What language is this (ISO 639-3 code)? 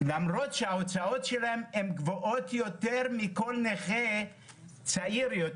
heb